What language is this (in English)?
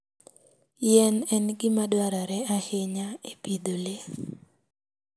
Luo (Kenya and Tanzania)